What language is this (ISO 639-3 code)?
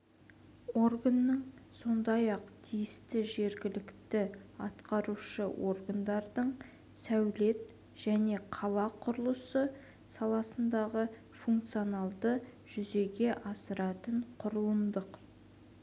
kaz